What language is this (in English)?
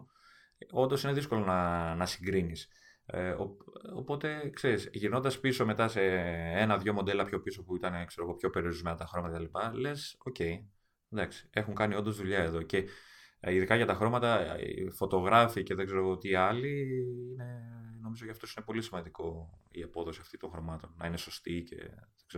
Greek